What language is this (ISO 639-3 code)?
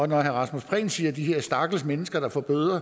dan